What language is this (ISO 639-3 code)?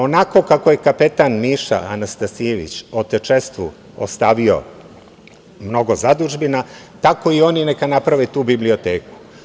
srp